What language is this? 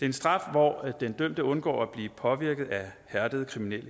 Danish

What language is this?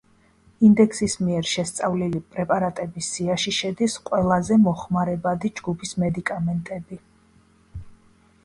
Georgian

